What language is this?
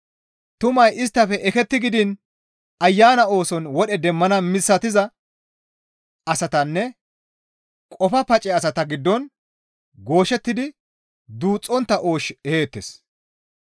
Gamo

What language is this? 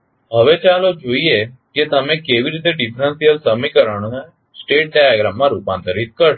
Gujarati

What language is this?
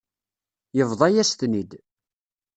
Kabyle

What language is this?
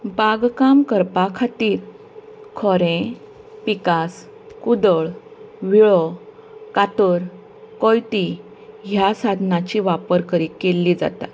Konkani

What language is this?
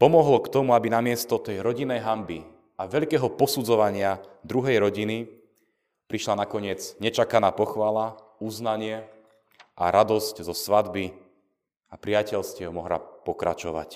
Slovak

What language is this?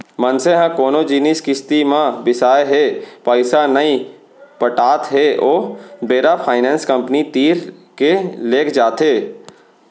Chhattisgarhi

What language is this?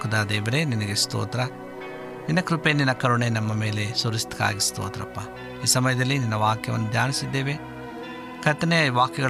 Kannada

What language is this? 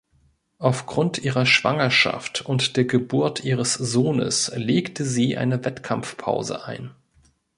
German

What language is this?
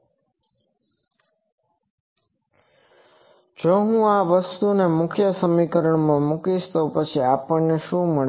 Gujarati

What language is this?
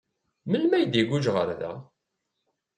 Kabyle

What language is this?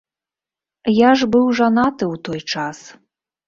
Belarusian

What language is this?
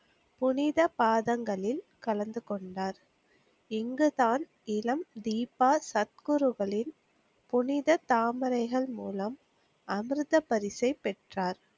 Tamil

